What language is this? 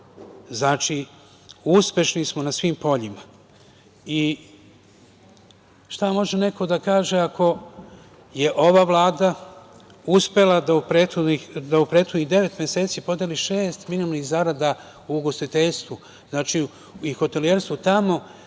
Serbian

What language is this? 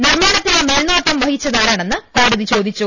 Malayalam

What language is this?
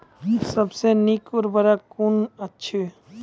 Maithili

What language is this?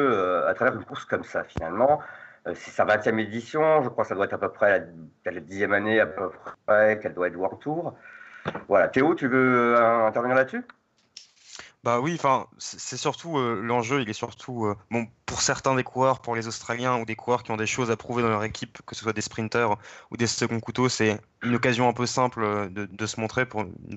French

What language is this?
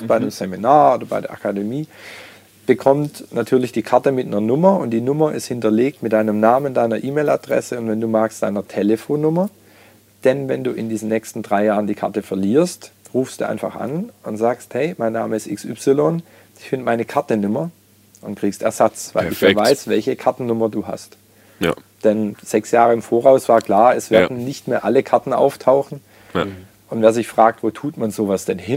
German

